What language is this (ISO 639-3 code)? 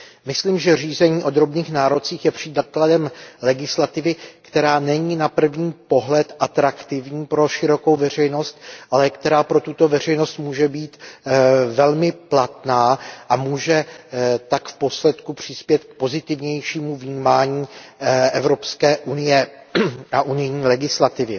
ces